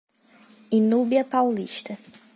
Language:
Portuguese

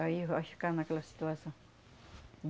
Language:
Portuguese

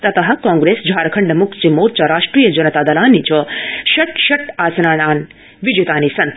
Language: Sanskrit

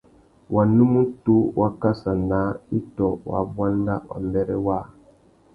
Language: Tuki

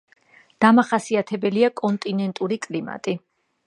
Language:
Georgian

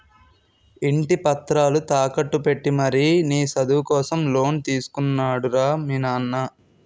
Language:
Telugu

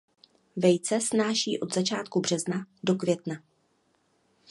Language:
Czech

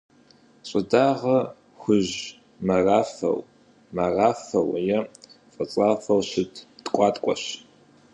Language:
Kabardian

